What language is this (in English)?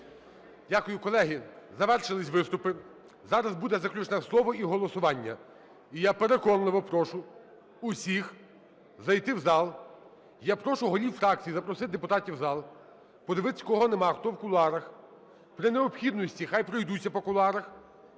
Ukrainian